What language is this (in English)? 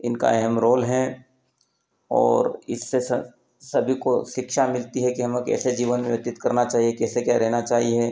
Hindi